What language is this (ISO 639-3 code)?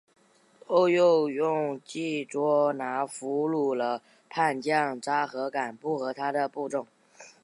zho